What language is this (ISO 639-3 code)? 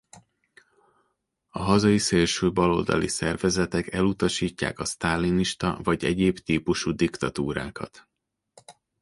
hun